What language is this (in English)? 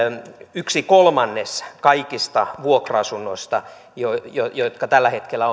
Finnish